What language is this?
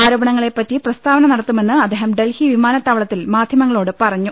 Malayalam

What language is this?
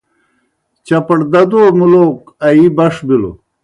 Kohistani Shina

